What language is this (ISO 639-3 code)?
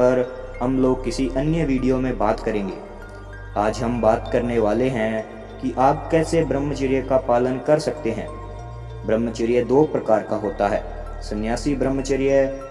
hin